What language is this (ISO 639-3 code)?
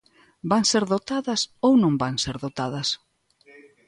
glg